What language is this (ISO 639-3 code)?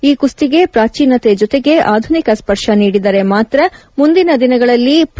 kan